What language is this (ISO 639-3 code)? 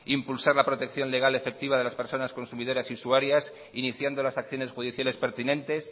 spa